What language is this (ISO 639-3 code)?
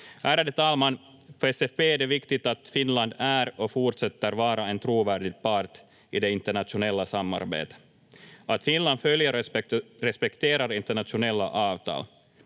fin